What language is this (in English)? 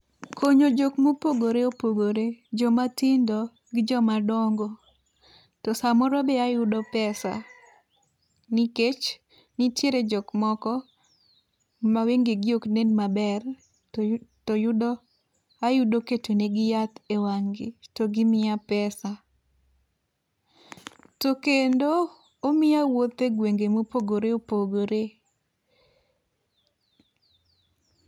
Luo (Kenya and Tanzania)